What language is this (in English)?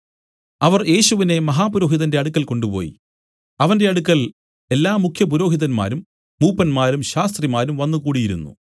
Malayalam